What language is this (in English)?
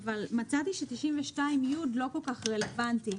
Hebrew